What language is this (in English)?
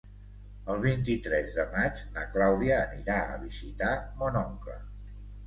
Catalan